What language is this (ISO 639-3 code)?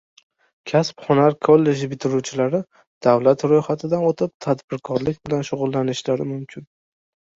uzb